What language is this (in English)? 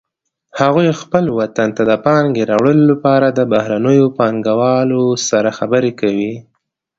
Pashto